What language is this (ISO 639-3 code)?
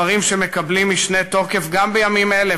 heb